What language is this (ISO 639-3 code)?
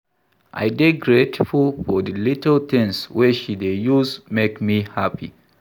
pcm